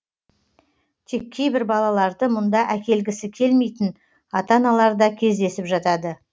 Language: Kazakh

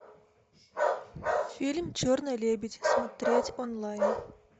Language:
Russian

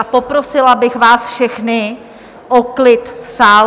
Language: Czech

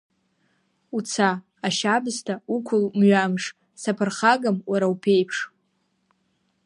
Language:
Abkhazian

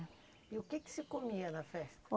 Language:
Portuguese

